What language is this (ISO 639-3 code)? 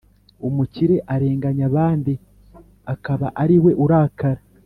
kin